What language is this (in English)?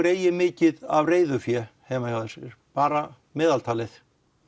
Icelandic